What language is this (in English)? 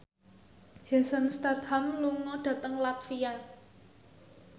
Javanese